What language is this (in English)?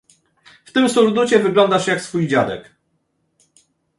Polish